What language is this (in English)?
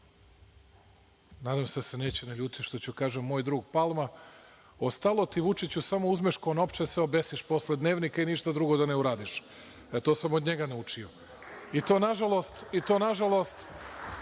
Serbian